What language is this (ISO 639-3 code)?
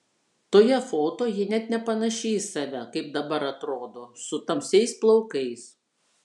lit